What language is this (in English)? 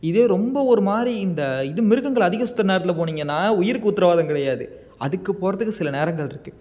Tamil